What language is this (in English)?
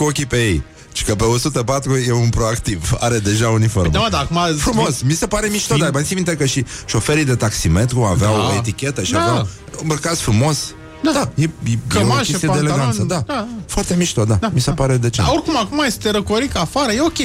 Romanian